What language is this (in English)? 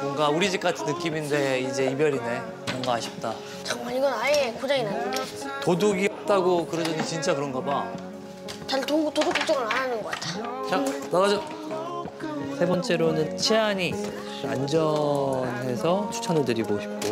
Korean